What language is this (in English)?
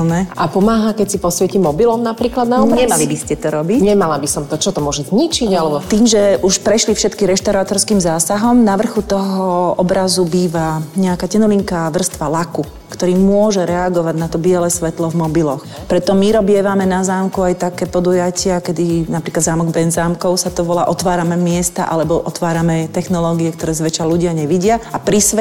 Slovak